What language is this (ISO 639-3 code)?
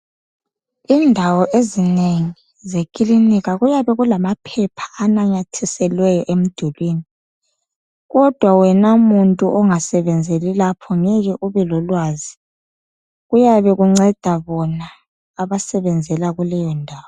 nde